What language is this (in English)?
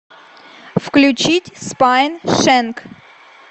Russian